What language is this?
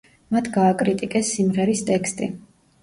Georgian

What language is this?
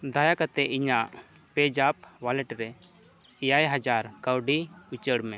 Santali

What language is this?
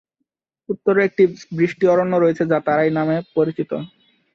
Bangla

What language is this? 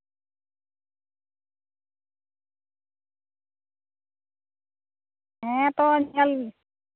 Santali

